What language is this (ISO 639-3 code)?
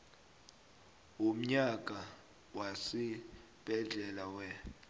nbl